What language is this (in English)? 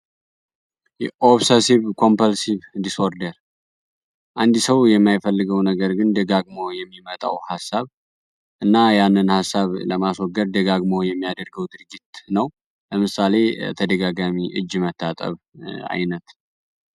Amharic